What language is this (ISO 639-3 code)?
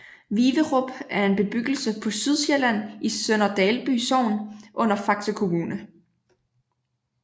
dan